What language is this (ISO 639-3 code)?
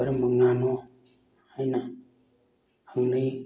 mni